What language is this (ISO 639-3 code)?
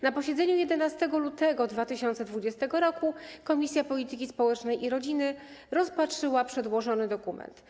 pol